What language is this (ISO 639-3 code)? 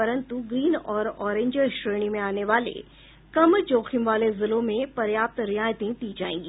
hin